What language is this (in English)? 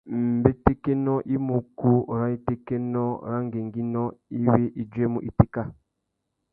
Tuki